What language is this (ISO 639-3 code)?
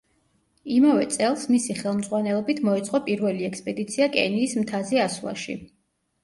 kat